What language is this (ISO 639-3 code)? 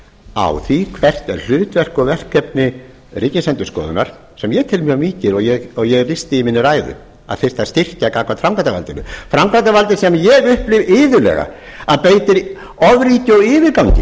isl